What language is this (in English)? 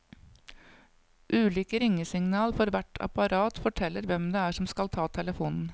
Norwegian